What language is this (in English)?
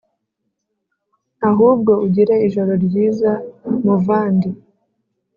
Kinyarwanda